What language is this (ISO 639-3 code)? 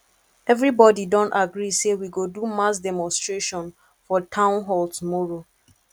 pcm